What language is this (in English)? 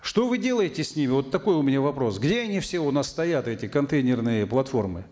Kazakh